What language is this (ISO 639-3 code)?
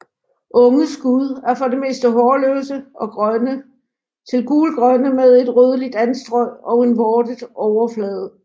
dan